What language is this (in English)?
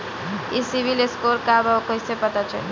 Bhojpuri